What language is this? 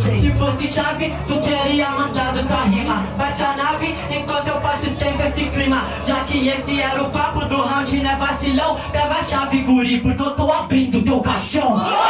Portuguese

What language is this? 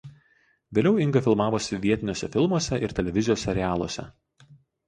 Lithuanian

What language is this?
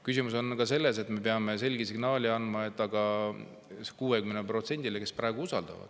Estonian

